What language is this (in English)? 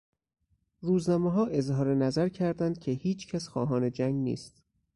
Persian